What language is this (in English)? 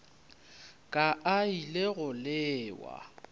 Northern Sotho